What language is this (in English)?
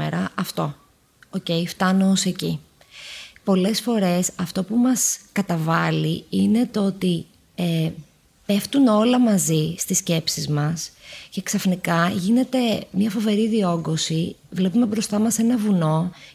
Greek